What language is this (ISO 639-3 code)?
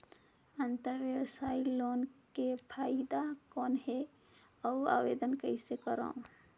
hne